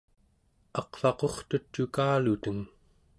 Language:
Central Yupik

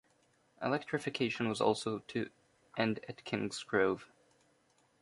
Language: English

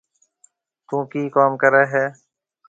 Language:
Marwari (Pakistan)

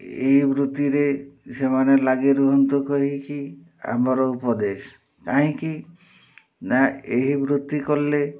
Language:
Odia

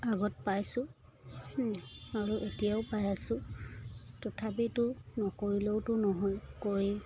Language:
Assamese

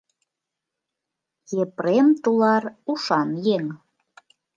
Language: Mari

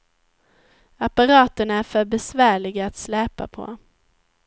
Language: Swedish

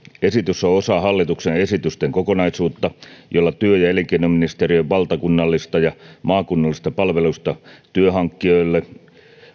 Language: Finnish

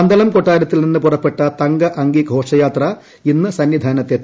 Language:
Malayalam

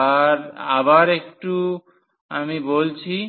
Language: Bangla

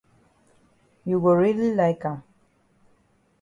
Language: Cameroon Pidgin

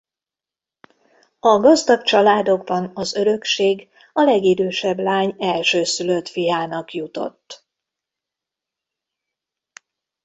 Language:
Hungarian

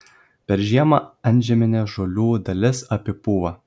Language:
Lithuanian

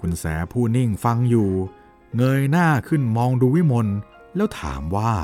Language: Thai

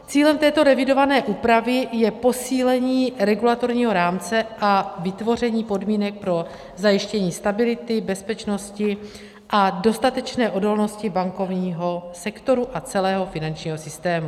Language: Czech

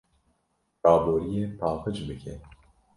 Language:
Kurdish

